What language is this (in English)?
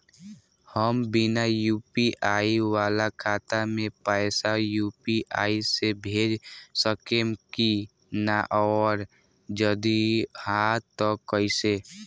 Bhojpuri